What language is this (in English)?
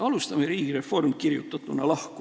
Estonian